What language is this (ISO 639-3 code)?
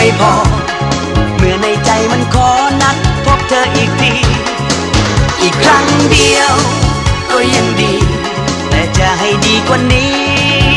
tha